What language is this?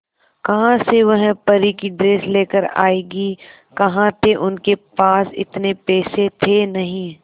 Hindi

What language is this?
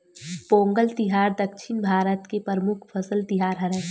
Chhattisgarhi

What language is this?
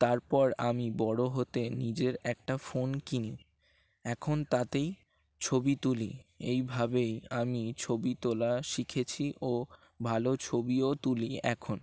Bangla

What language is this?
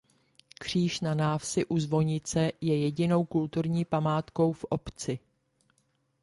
Czech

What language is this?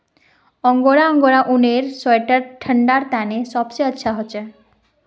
Magahi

